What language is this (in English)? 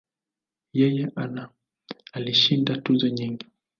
Swahili